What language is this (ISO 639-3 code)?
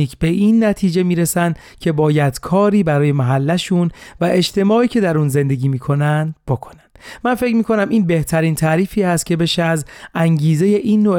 fas